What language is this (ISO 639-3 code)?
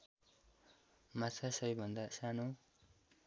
nep